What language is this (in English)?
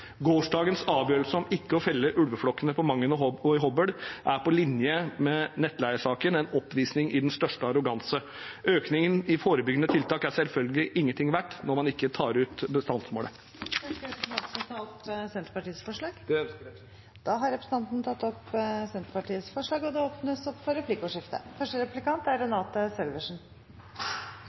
Norwegian